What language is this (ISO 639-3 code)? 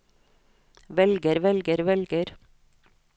nor